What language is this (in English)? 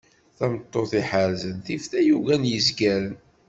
Kabyle